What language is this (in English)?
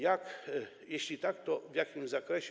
Polish